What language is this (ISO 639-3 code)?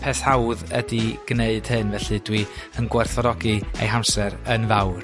cym